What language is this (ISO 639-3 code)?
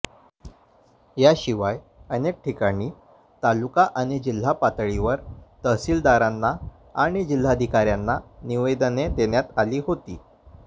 mar